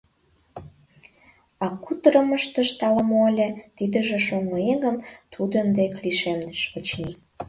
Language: Mari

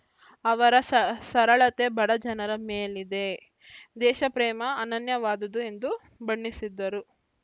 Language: Kannada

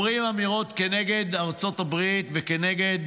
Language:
Hebrew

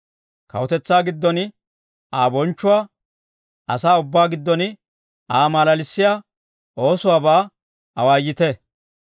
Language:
Dawro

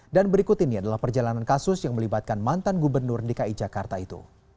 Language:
Indonesian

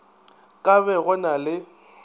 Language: Northern Sotho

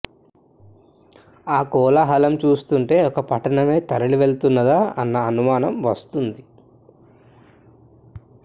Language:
Telugu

